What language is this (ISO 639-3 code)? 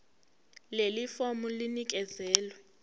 zul